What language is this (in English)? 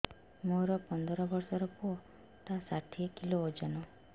Odia